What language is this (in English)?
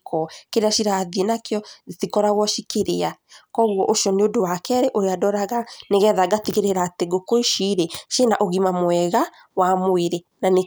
Kikuyu